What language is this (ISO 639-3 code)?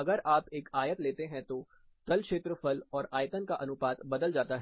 hin